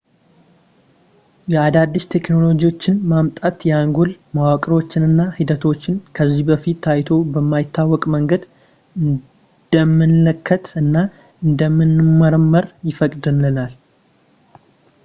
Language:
Amharic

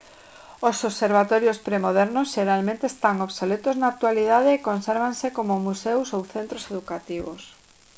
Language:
Galician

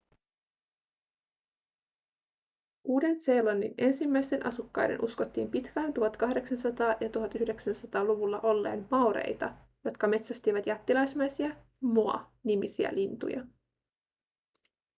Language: Finnish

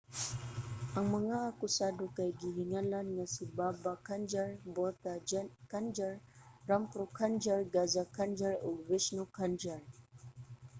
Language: Cebuano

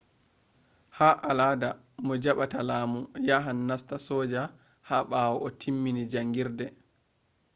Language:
Fula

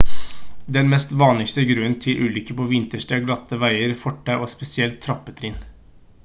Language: Norwegian Bokmål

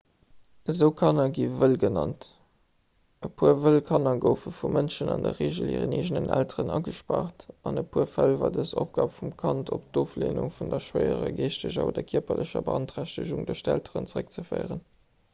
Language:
Luxembourgish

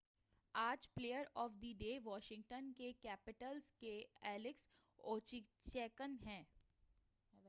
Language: Urdu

